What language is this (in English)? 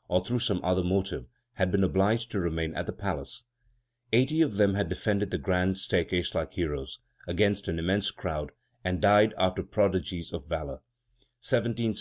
English